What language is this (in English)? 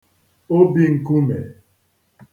Igbo